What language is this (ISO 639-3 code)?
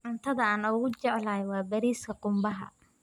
som